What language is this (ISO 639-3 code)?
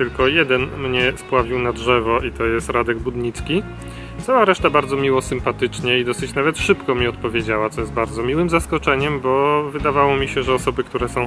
pol